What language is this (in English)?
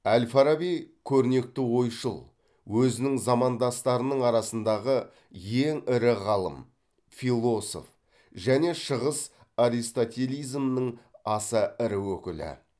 Kazakh